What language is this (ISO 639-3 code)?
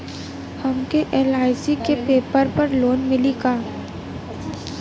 bho